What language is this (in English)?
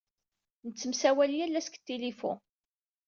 Kabyle